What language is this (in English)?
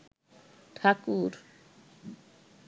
Bangla